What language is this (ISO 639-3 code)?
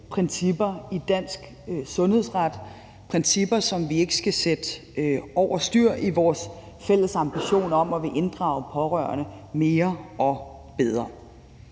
dan